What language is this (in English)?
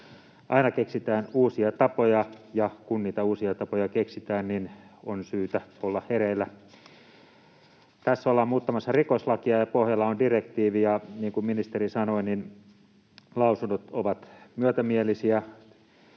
Finnish